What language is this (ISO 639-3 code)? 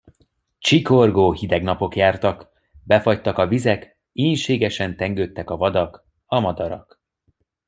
hun